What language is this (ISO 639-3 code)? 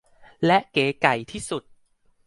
tha